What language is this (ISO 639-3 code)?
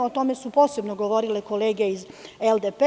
srp